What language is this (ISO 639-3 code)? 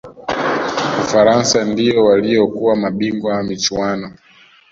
swa